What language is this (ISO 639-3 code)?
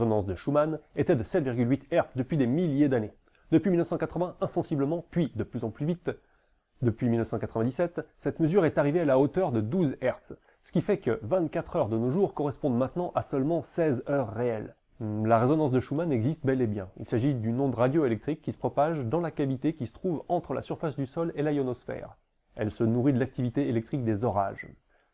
fra